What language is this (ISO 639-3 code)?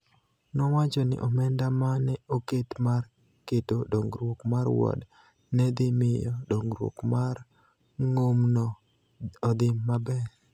luo